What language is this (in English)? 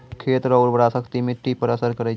Maithili